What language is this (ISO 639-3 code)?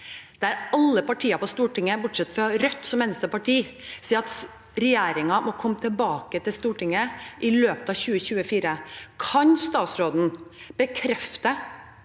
nor